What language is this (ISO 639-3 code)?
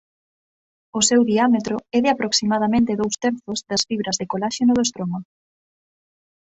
glg